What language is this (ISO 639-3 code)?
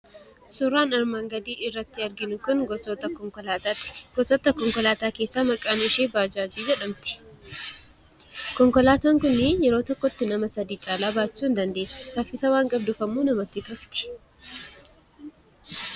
orm